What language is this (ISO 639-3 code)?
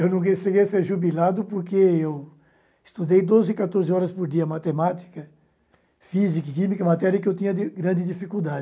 por